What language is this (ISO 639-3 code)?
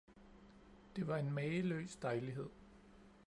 dan